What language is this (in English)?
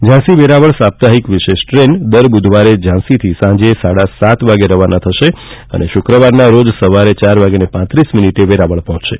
Gujarati